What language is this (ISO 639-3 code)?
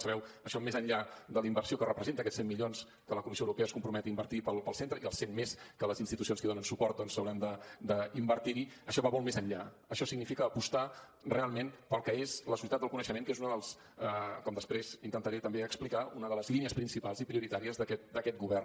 cat